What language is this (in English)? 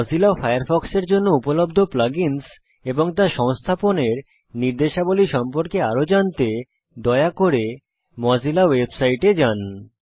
Bangla